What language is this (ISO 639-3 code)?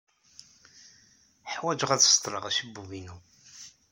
kab